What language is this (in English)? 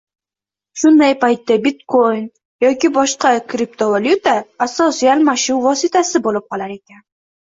Uzbek